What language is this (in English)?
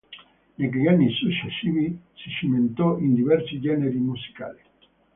Italian